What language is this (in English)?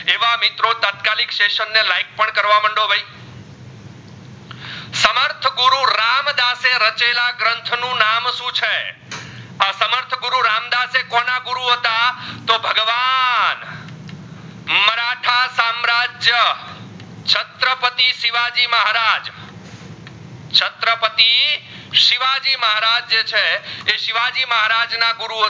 Gujarati